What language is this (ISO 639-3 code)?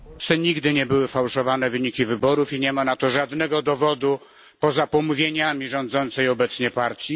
pol